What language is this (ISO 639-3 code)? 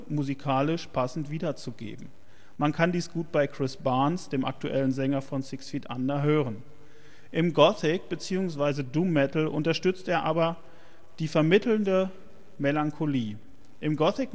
deu